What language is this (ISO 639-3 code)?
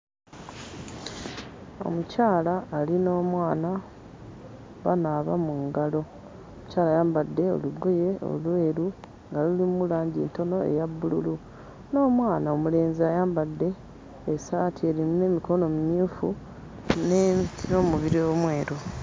lug